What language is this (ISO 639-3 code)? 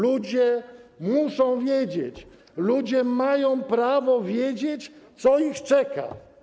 pol